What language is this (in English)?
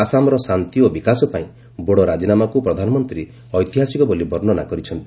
Odia